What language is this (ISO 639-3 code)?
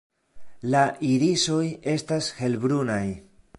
epo